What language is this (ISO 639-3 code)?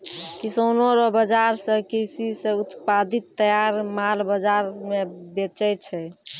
mai